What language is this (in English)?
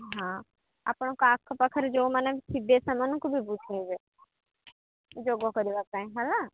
Odia